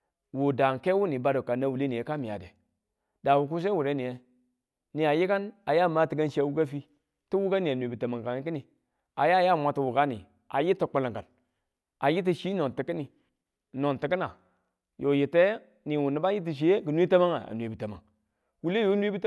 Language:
Tula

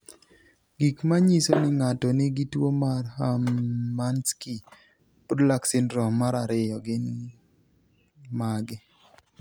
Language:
Luo (Kenya and Tanzania)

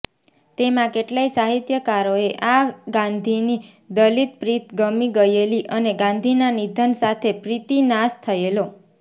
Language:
Gujarati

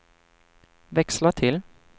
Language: Swedish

